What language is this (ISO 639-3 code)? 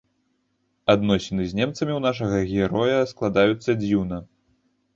bel